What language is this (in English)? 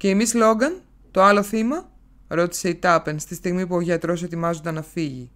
Greek